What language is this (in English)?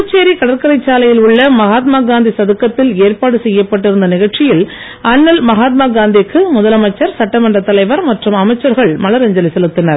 Tamil